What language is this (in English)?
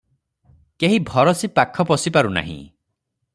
Odia